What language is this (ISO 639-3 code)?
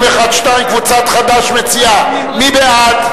heb